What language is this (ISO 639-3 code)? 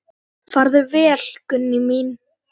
isl